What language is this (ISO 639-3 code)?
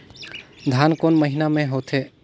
hne